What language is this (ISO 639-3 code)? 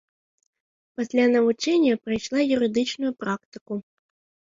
bel